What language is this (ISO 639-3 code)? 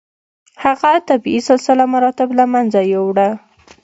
pus